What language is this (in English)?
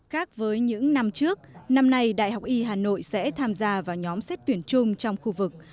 Vietnamese